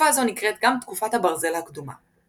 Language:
Hebrew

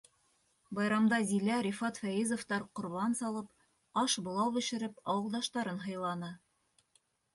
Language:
Bashkir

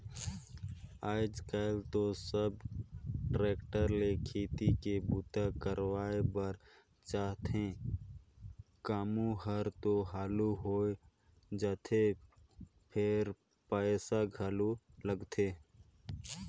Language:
Chhattisgarhi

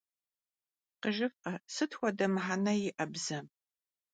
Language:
Kabardian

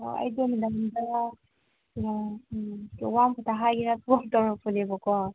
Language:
Manipuri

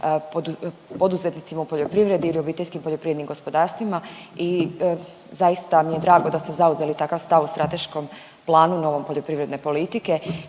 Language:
Croatian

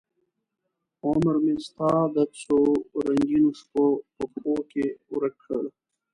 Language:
Pashto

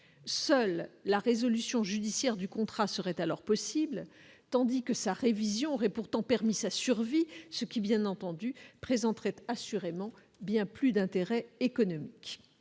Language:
French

